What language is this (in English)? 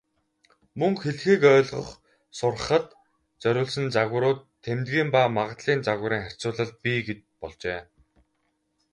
Mongolian